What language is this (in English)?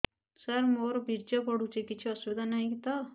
Odia